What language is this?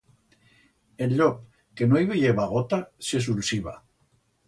Aragonese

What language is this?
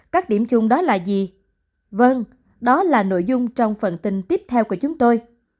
Vietnamese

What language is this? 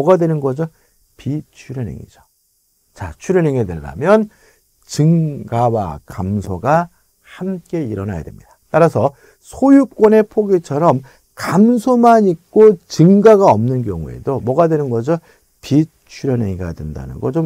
Korean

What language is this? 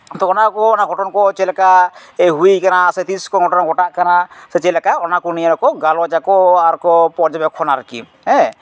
Santali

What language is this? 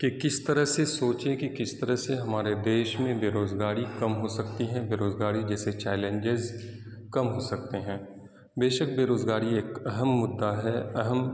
Urdu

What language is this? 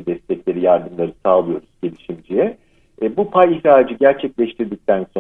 Turkish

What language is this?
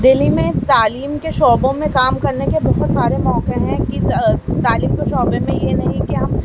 Urdu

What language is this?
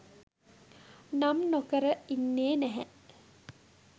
Sinhala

